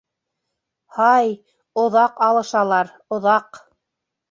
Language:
Bashkir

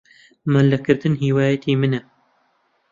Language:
Central Kurdish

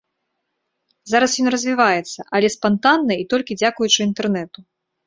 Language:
Belarusian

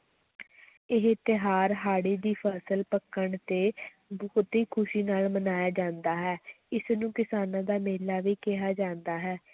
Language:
Punjabi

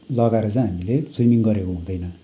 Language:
Nepali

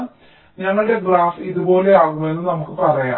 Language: Malayalam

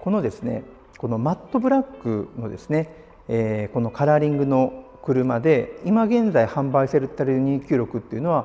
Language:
Japanese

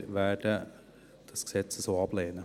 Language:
Swiss German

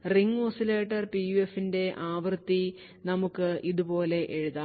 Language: Malayalam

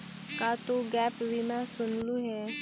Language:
Magahi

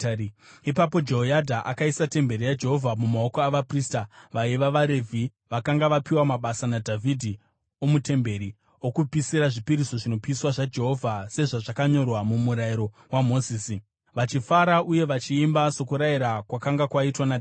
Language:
Shona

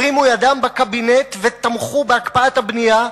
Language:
Hebrew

